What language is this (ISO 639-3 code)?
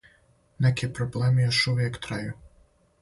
srp